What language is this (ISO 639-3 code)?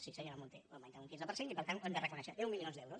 cat